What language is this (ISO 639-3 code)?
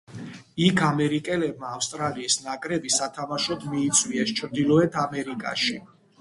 kat